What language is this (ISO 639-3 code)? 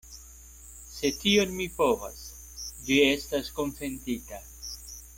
epo